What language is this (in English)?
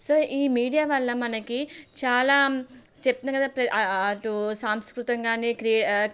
Telugu